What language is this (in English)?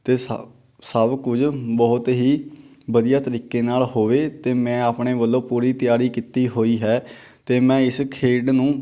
Punjabi